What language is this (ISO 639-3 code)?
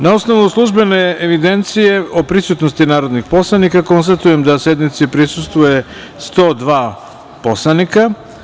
srp